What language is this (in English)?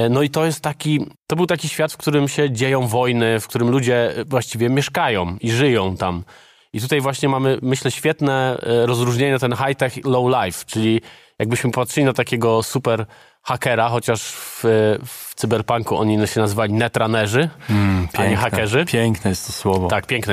Polish